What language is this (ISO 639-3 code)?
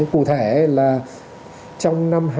vie